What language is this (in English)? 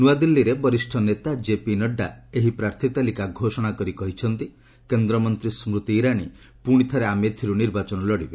Odia